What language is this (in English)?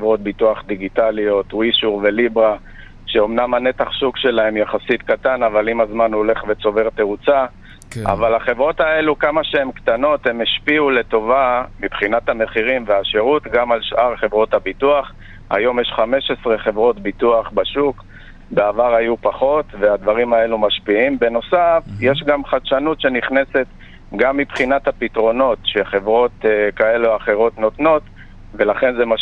Hebrew